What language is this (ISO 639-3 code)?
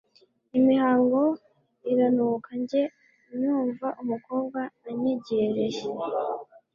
kin